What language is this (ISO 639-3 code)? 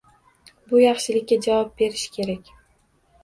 uzb